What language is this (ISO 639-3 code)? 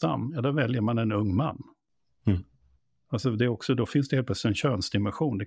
swe